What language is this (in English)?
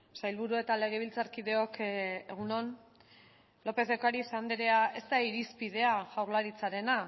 Basque